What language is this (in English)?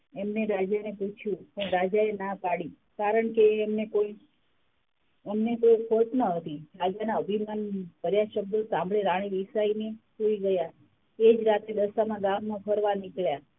Gujarati